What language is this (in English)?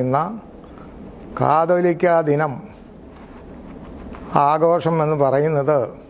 Hindi